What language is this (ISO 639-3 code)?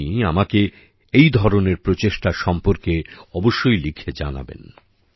ben